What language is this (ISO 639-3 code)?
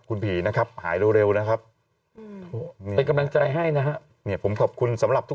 tha